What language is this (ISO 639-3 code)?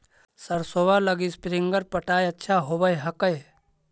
mag